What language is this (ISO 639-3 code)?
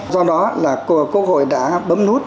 vie